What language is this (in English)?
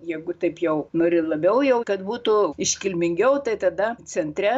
Lithuanian